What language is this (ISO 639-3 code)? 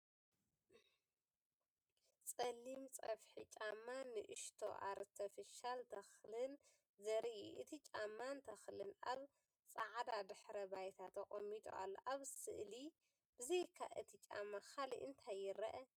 tir